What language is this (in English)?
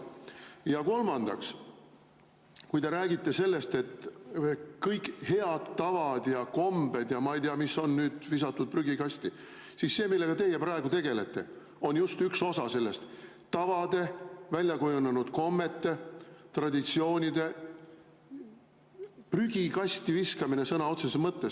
Estonian